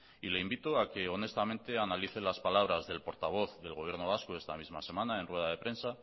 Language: Spanish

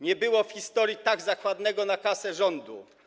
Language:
Polish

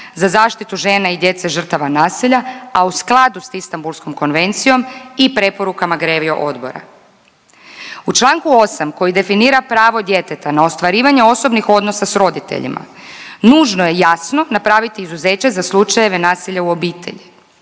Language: Croatian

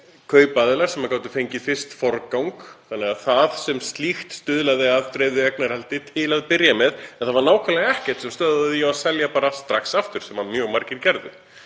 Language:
Icelandic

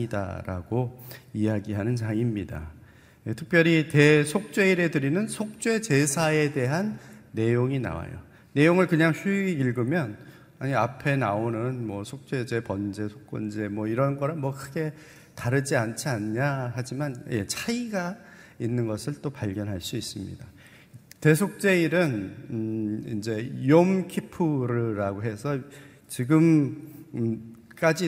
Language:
Korean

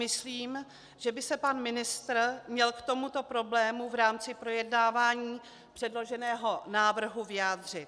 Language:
Czech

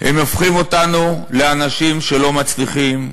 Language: Hebrew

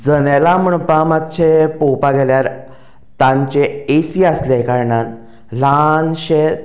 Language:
Konkani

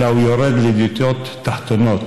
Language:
Hebrew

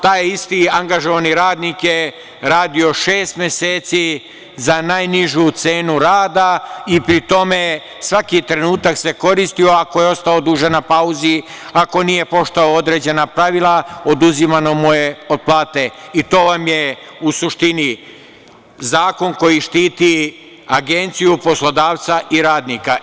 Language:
Serbian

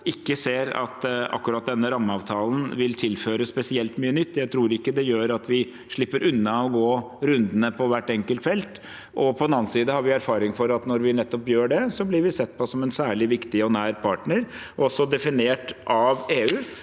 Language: Norwegian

